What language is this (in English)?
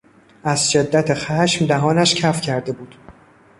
Persian